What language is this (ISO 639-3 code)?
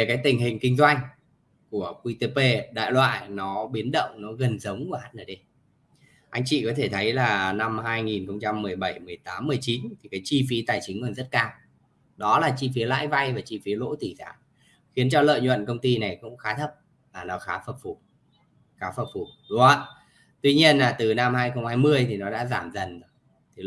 vie